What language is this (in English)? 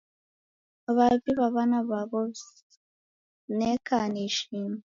Taita